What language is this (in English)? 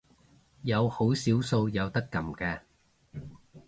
Cantonese